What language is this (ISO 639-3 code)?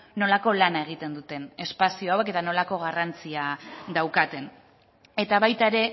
eus